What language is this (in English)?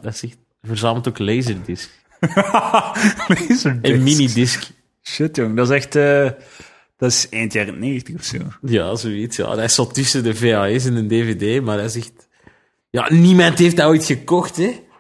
Dutch